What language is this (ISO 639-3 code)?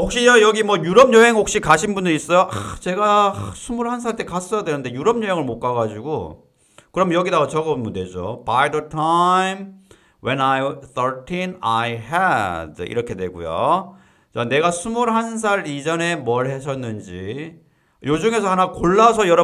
kor